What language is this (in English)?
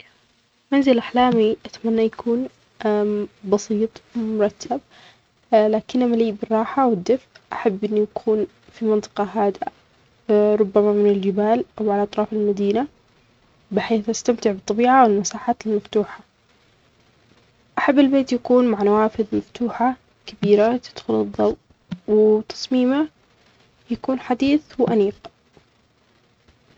Omani Arabic